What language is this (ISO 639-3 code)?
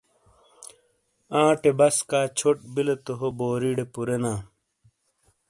scl